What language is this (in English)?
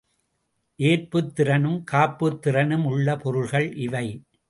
Tamil